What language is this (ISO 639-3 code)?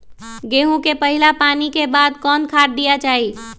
mag